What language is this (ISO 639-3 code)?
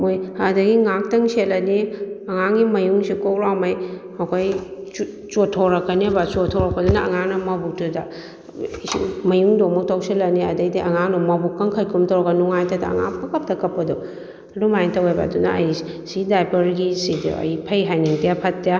mni